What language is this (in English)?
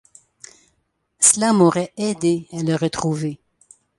French